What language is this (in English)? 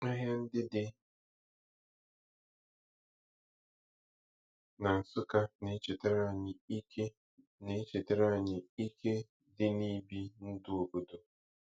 Igbo